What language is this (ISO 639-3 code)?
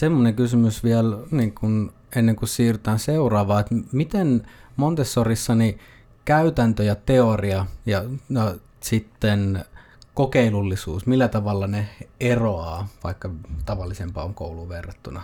fin